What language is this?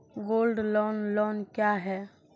Maithili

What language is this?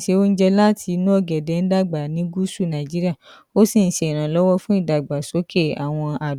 Yoruba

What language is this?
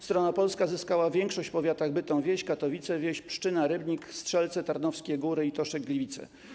Polish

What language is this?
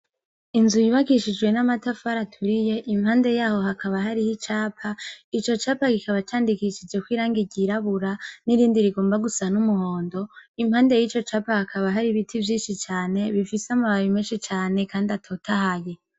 Rundi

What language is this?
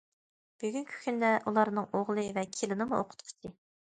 Uyghur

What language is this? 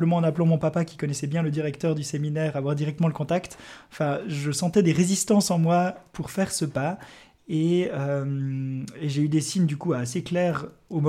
French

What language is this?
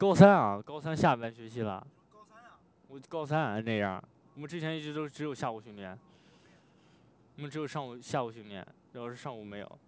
Chinese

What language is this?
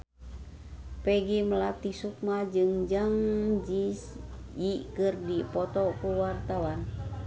Sundanese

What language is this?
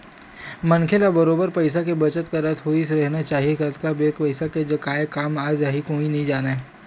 Chhattisgarhi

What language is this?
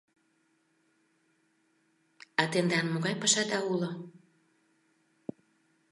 Mari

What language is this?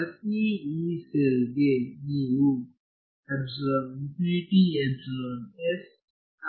Kannada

